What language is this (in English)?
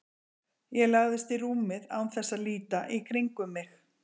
Icelandic